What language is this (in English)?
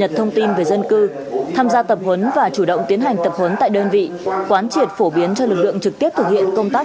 Vietnamese